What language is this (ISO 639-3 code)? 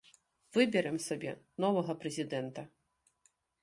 bel